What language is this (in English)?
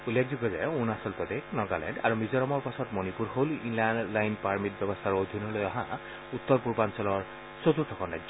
Assamese